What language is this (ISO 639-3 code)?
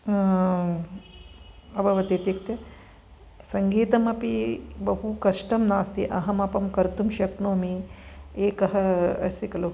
san